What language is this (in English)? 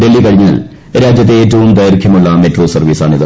Malayalam